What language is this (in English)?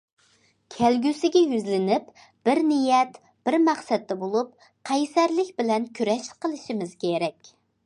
Uyghur